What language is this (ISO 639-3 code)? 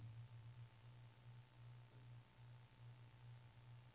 nor